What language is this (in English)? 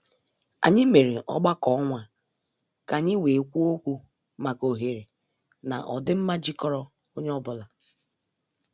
Igbo